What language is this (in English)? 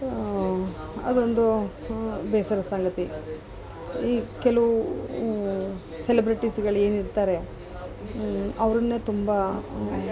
Kannada